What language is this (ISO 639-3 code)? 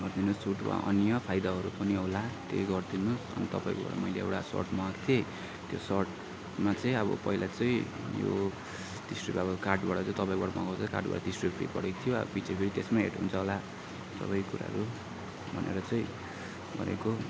nep